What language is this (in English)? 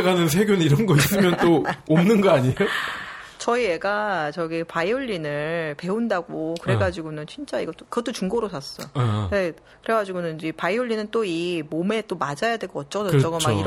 Korean